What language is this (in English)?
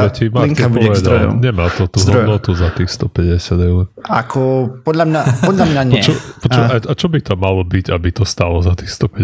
Slovak